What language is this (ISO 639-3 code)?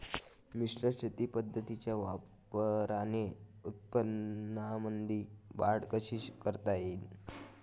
mar